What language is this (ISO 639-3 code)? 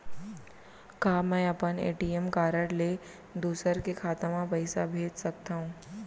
hne